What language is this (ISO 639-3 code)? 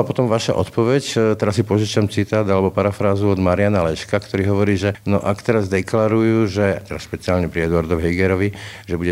slk